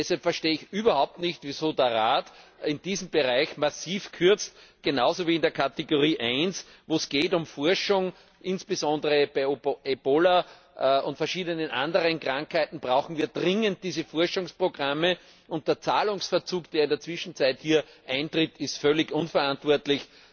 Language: German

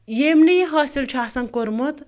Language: Kashmiri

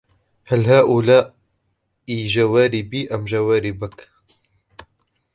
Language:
Arabic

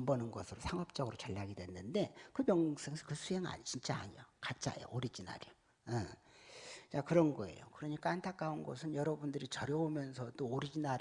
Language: Korean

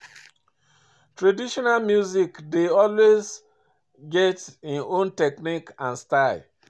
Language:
Nigerian Pidgin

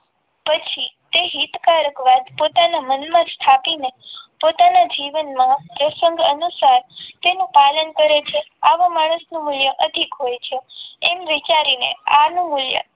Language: Gujarati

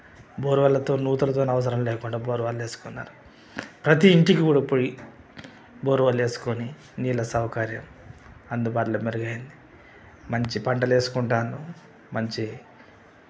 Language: Telugu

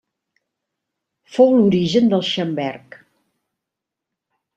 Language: Catalan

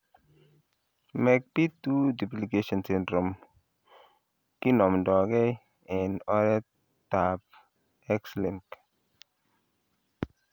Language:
Kalenjin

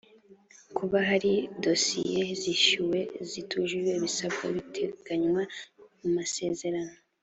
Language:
Kinyarwanda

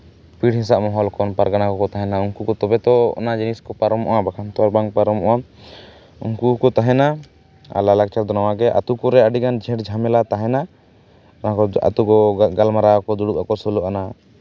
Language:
Santali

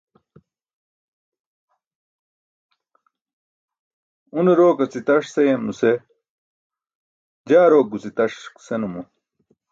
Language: Burushaski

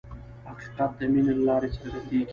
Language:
Pashto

